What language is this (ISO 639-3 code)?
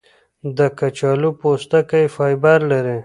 pus